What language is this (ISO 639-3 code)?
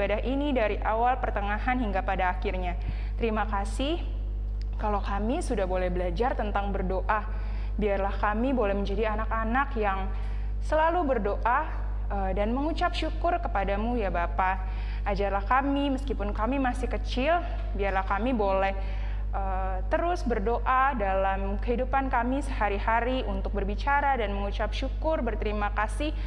ind